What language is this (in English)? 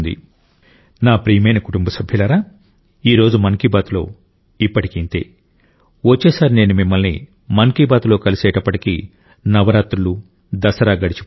Telugu